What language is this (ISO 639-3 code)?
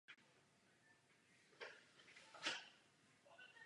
ces